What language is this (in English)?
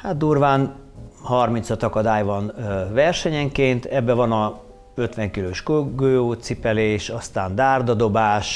Hungarian